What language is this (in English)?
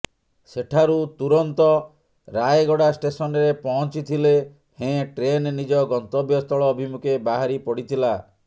Odia